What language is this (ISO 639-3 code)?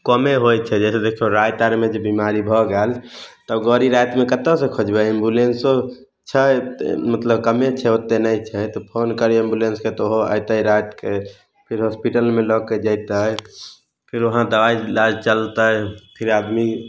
mai